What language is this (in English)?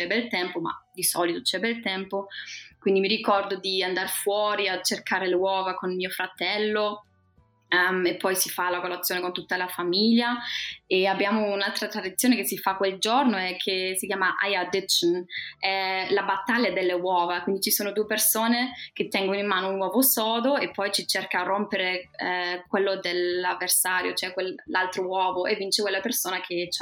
Italian